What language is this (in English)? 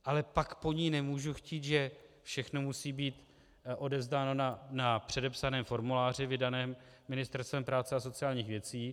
Czech